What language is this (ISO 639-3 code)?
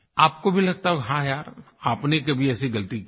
hin